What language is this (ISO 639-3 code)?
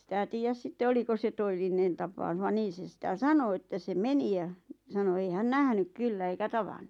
fin